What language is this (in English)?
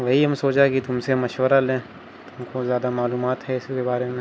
Urdu